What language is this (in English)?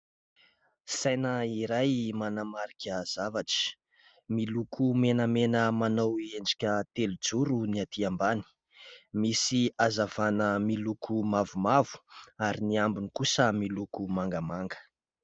Malagasy